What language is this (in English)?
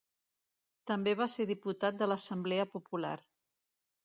Catalan